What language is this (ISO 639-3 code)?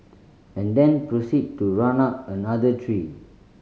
eng